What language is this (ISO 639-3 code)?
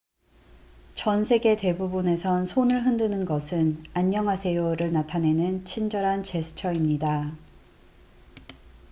kor